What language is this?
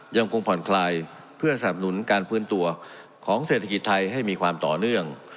Thai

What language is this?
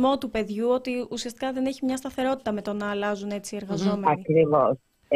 Greek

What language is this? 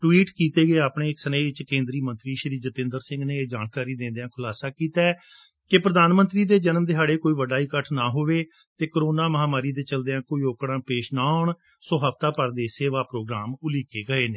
Punjabi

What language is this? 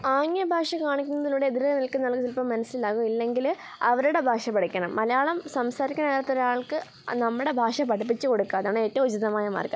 Malayalam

